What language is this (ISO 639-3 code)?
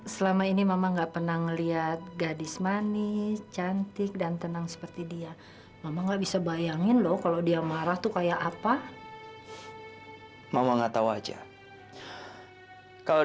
ind